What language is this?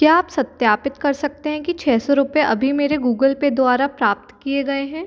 Hindi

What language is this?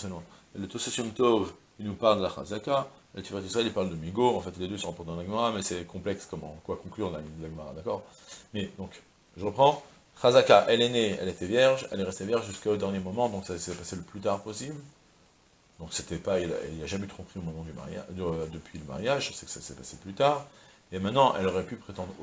French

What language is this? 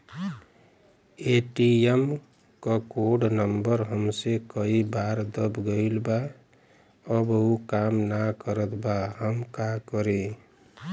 Bhojpuri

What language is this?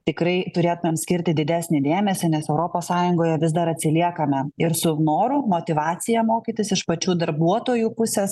Lithuanian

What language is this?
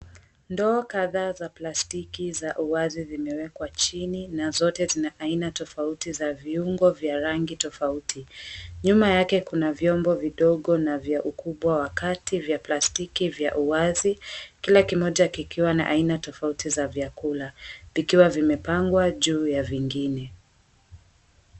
Swahili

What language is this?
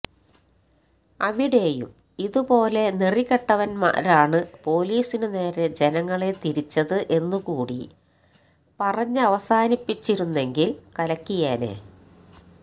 Malayalam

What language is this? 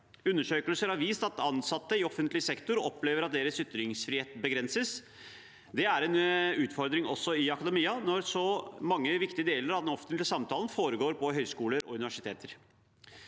Norwegian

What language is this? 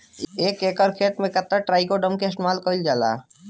Bhojpuri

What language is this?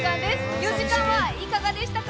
Japanese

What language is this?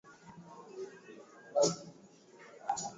Swahili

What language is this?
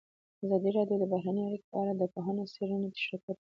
Pashto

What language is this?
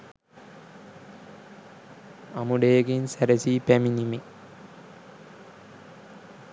Sinhala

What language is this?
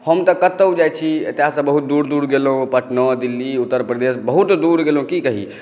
Maithili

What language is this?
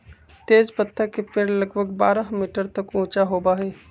Magahi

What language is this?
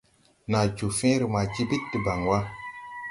Tupuri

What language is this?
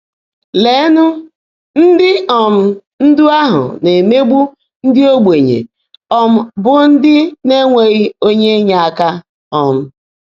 Igbo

